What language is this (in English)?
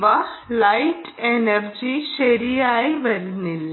Malayalam